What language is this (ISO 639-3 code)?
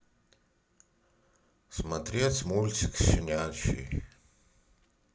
rus